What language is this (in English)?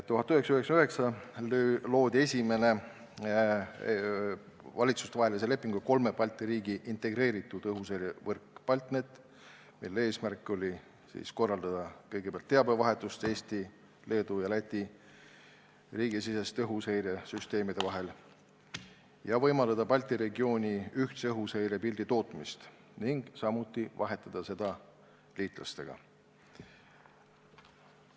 Estonian